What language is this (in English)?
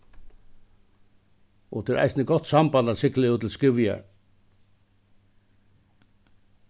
Faroese